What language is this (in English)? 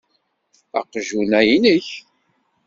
Kabyle